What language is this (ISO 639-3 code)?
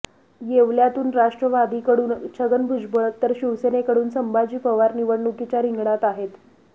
mar